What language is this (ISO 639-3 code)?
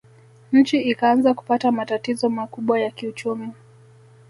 swa